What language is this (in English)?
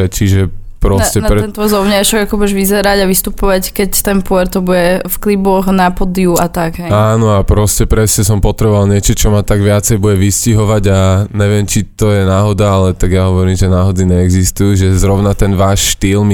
Slovak